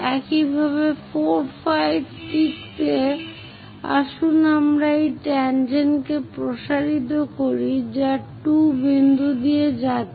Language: Bangla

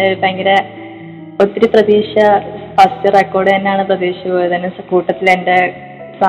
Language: Malayalam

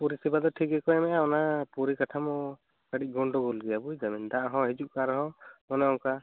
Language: Santali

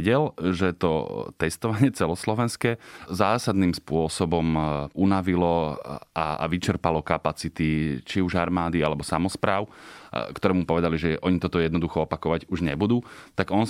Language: Slovak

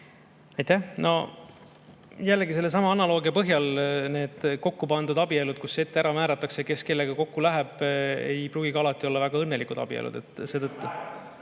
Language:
Estonian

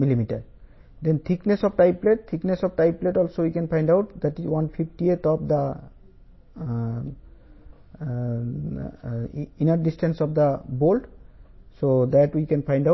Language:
Telugu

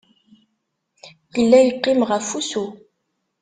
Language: Kabyle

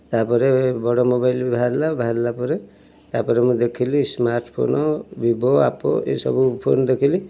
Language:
Odia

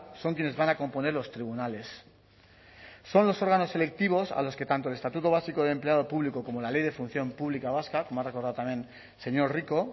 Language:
Spanish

